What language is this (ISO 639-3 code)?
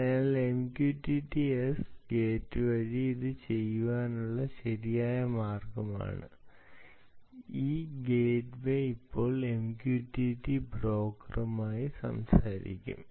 mal